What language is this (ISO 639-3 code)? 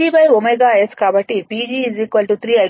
tel